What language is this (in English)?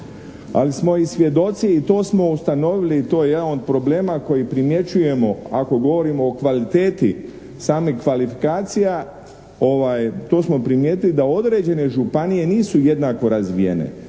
Croatian